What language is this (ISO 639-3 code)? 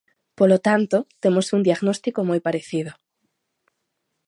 glg